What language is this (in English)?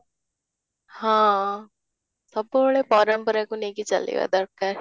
Odia